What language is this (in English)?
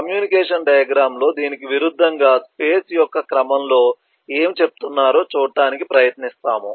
Telugu